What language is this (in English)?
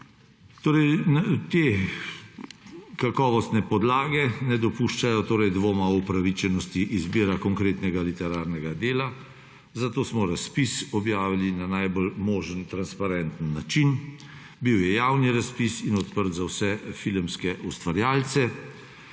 Slovenian